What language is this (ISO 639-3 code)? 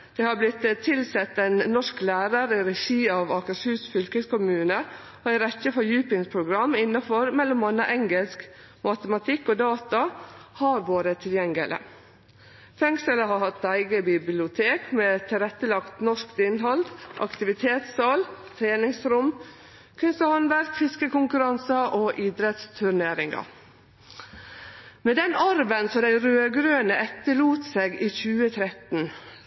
nno